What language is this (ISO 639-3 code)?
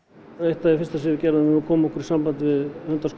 isl